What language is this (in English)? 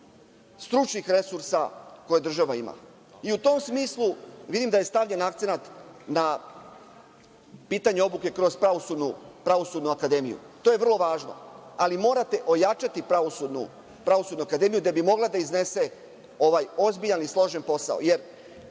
Serbian